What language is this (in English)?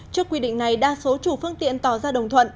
Vietnamese